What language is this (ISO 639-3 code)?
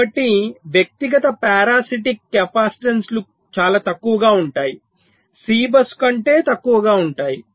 tel